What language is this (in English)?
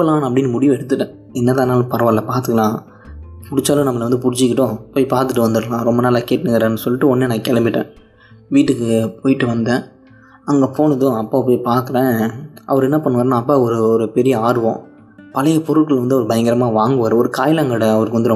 Tamil